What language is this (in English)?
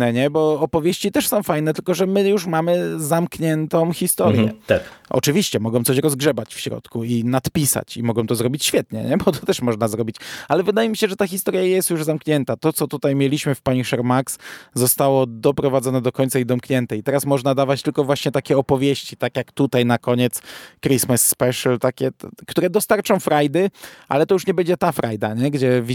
Polish